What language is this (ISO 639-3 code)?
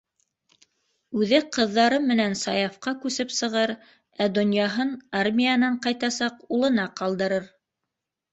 bak